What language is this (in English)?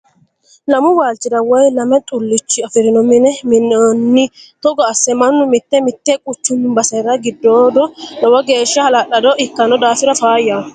Sidamo